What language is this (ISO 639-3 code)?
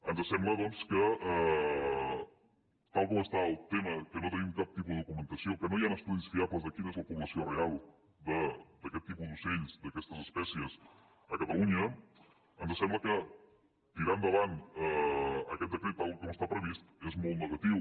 cat